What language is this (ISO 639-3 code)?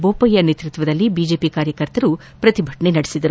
kan